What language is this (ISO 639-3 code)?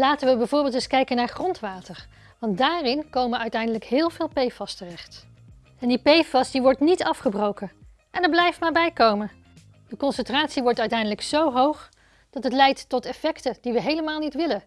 nld